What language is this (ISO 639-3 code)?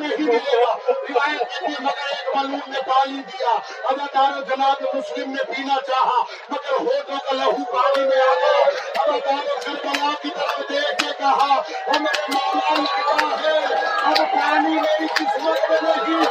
urd